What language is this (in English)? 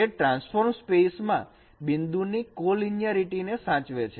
Gujarati